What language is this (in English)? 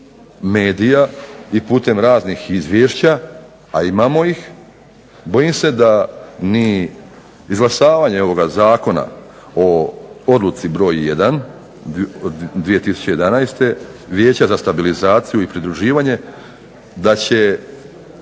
Croatian